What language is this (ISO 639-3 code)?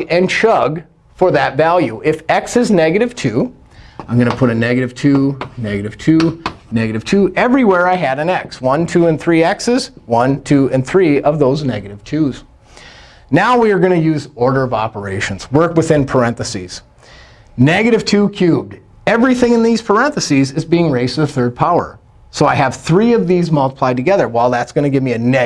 eng